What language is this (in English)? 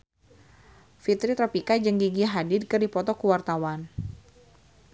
Sundanese